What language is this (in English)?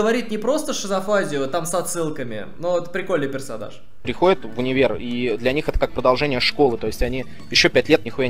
Russian